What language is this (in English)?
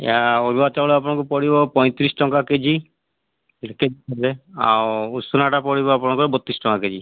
Odia